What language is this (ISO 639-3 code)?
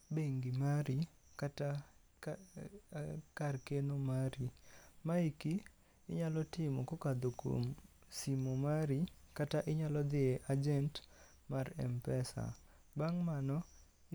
luo